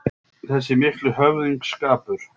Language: Icelandic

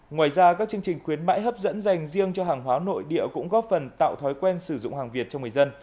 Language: Vietnamese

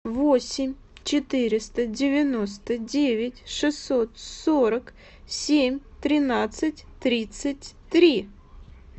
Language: Russian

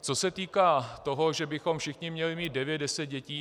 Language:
Czech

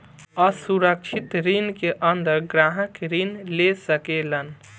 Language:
Bhojpuri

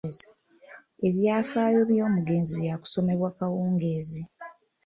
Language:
Ganda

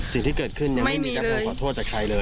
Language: Thai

